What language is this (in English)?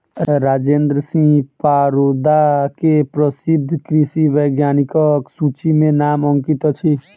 Maithili